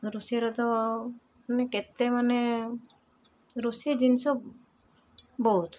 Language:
Odia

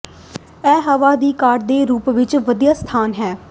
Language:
Punjabi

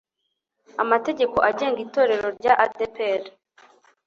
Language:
Kinyarwanda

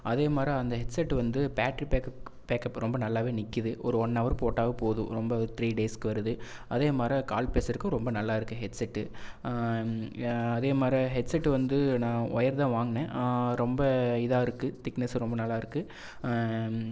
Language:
Tamil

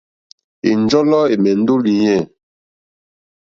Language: Mokpwe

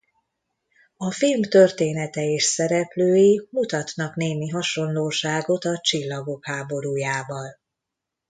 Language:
Hungarian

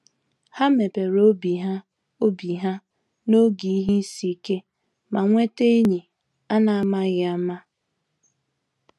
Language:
Igbo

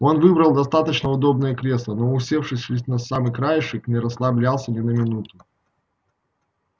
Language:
Russian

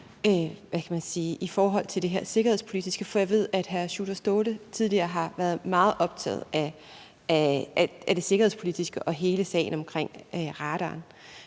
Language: Danish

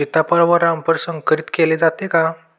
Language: Marathi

